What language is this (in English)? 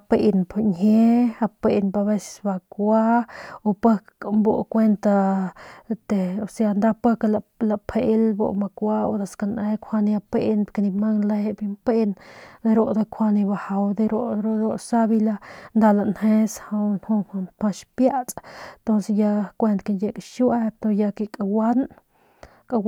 Northern Pame